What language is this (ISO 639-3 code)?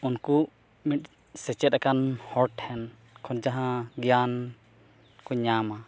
sat